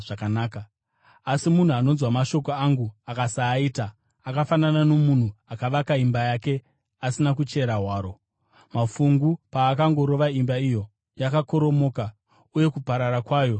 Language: Shona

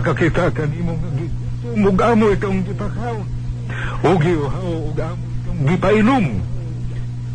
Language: Filipino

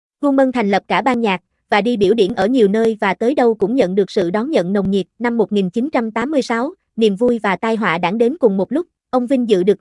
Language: Vietnamese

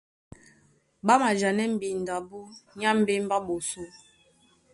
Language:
Duala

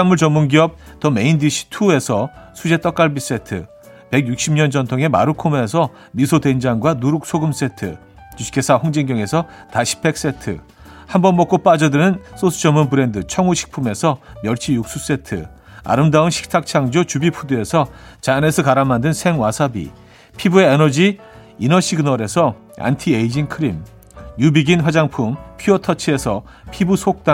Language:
Korean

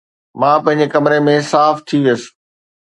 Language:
Sindhi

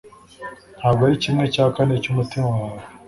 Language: Kinyarwanda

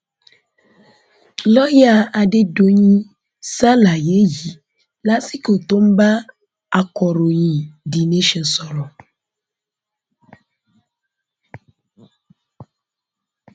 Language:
Yoruba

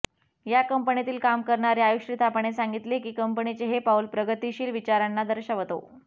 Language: Marathi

